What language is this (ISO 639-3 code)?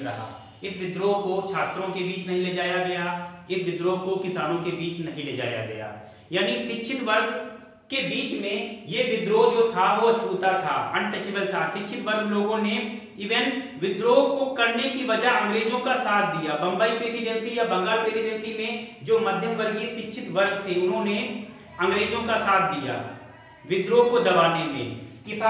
hin